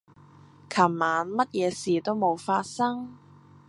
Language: Cantonese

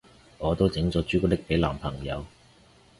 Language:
Cantonese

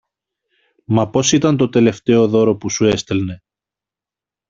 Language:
Greek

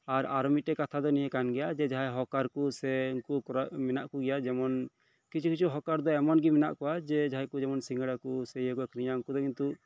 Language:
Santali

